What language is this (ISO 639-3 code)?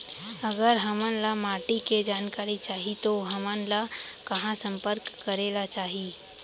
hne